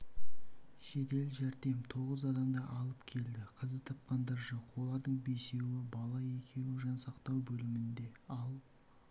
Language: Kazakh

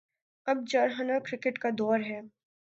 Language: Urdu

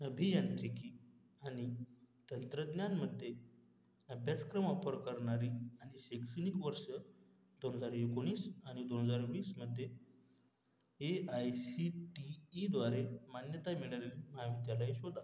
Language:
Marathi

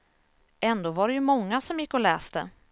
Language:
Swedish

